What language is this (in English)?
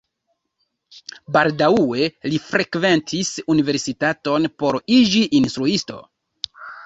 Esperanto